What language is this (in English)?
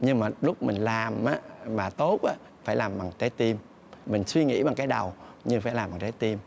Vietnamese